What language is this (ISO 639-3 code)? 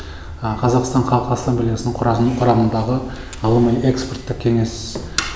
kaz